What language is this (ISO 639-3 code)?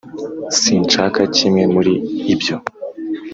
kin